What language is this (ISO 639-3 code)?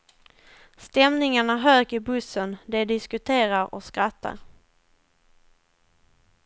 swe